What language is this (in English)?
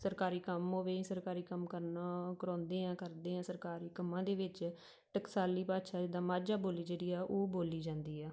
Punjabi